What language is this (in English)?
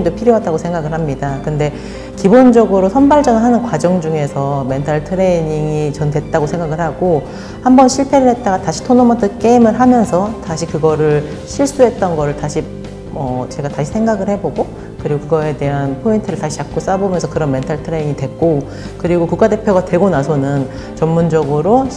Korean